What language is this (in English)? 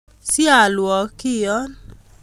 Kalenjin